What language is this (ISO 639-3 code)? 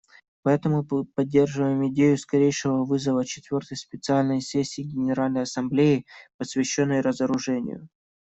rus